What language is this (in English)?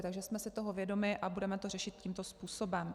Czech